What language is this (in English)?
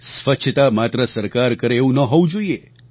Gujarati